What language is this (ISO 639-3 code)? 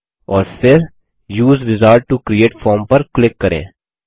hin